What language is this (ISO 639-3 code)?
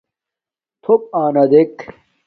dmk